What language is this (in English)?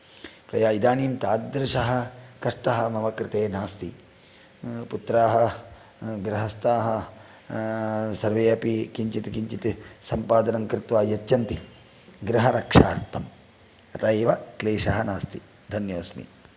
Sanskrit